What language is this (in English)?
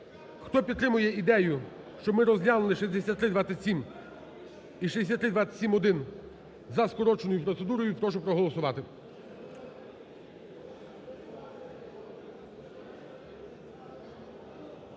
Ukrainian